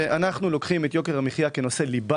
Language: Hebrew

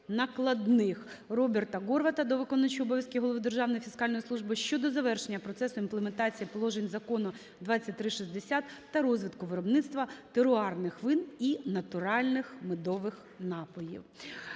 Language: Ukrainian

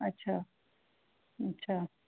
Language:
Sindhi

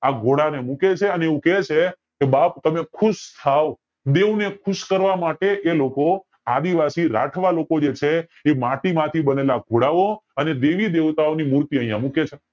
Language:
Gujarati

